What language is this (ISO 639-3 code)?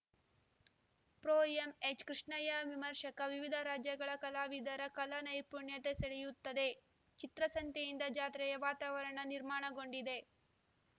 kan